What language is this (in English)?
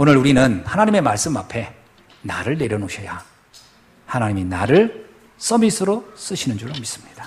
Korean